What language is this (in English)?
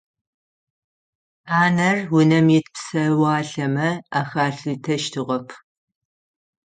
Adyghe